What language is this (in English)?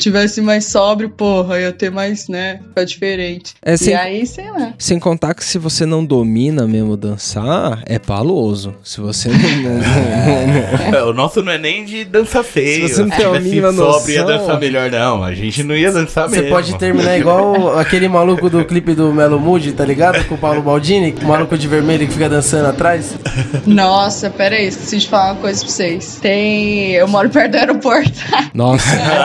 Portuguese